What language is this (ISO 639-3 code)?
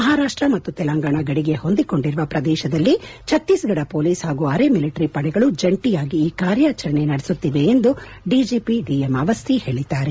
kan